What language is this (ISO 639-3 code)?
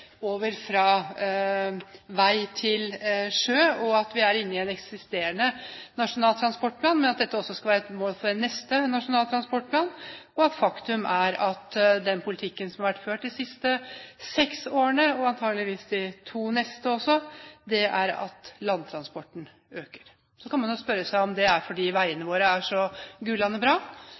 nob